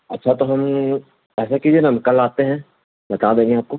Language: Urdu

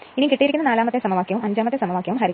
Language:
Malayalam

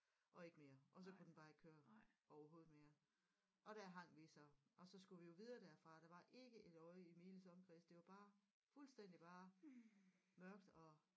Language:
Danish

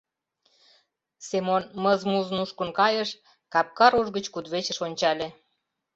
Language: Mari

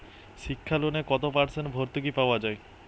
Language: Bangla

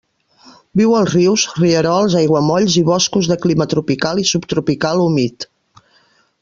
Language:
Catalan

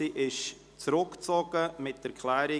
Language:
Swiss German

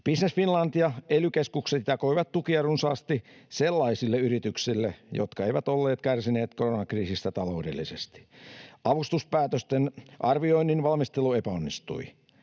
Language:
Finnish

